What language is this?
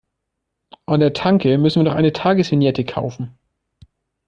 German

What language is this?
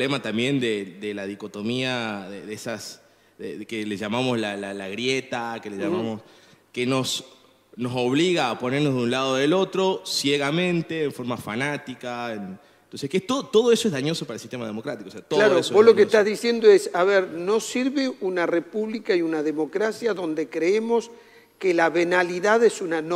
Spanish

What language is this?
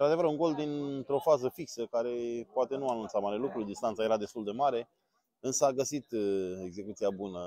Romanian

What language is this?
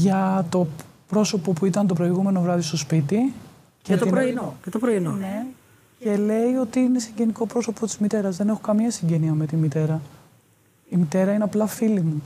Greek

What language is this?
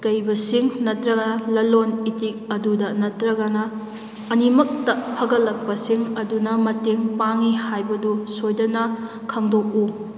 Manipuri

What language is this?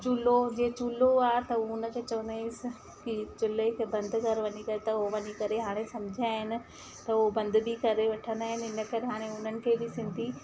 Sindhi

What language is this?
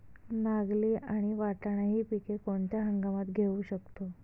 Marathi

